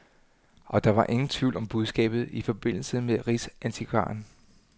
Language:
Danish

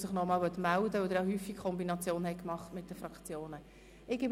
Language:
Swiss German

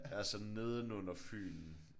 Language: Danish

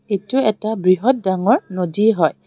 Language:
Assamese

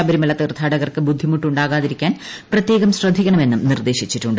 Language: Malayalam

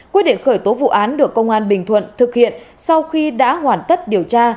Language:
Vietnamese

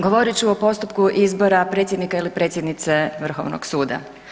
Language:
Croatian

